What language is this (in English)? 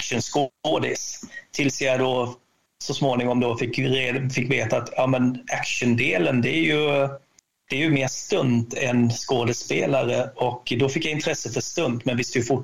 Swedish